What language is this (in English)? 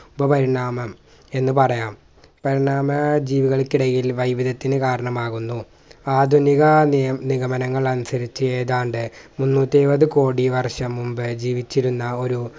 Malayalam